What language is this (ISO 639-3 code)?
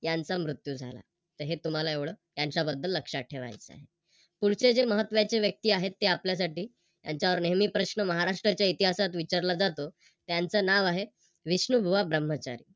mar